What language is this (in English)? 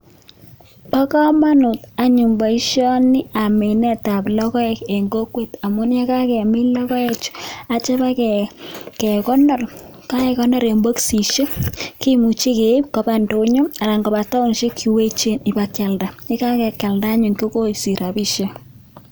Kalenjin